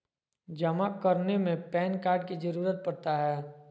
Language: Magahi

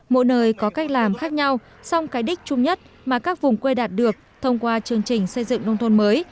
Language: Vietnamese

